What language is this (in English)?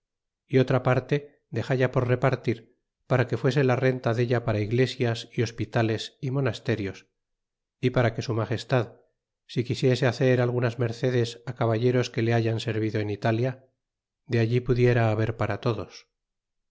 Spanish